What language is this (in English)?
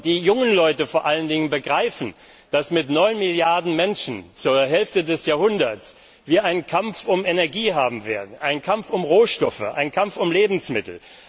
German